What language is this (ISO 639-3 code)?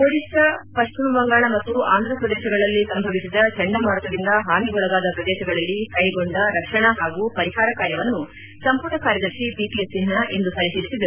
kan